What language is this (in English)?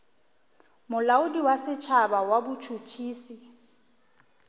Northern Sotho